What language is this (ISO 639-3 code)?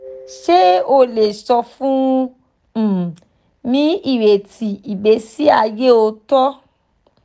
yor